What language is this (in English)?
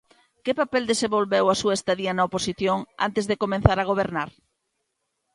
Galician